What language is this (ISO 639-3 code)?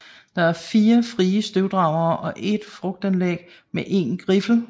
dan